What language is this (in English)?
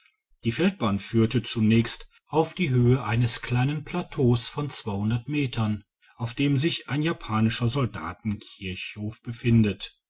German